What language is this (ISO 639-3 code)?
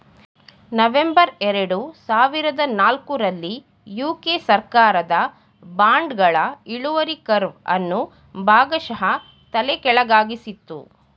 kan